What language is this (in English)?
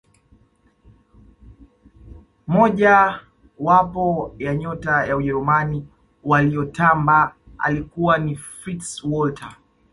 Swahili